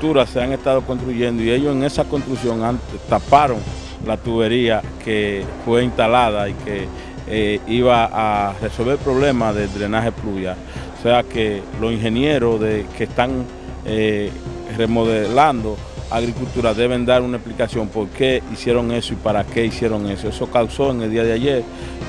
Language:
Spanish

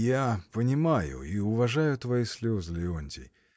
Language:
Russian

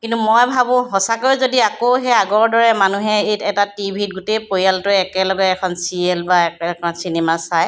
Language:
Assamese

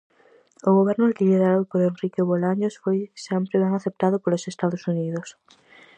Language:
Galician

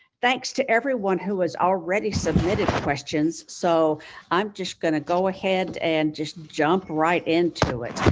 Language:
English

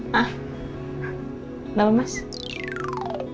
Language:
Indonesian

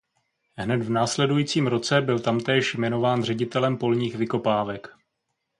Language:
Czech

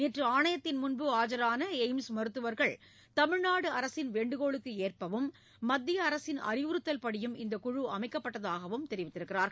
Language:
Tamil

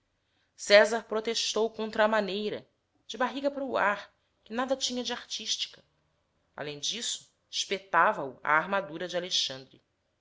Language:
Portuguese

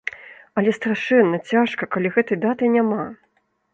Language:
Belarusian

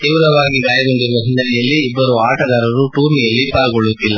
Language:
Kannada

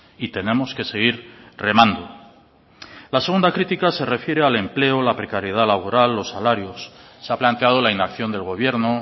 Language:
Spanish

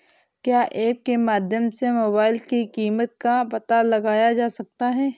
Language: Hindi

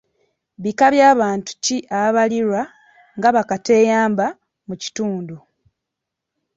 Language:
Ganda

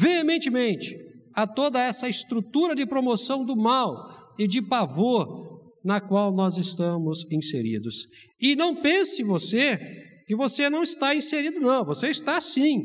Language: Portuguese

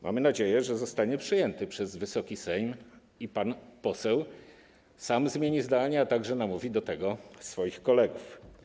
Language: Polish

